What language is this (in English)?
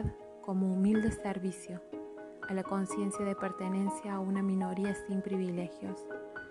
Spanish